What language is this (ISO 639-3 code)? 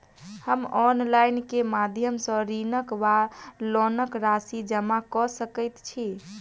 mai